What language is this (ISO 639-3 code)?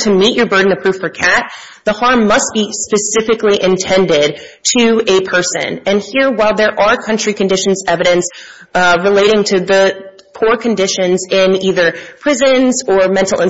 eng